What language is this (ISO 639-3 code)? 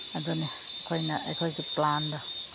mni